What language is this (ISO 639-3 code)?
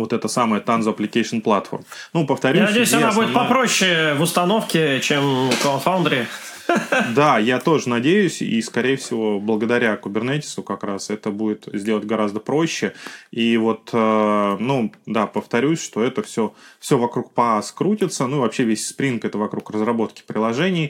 rus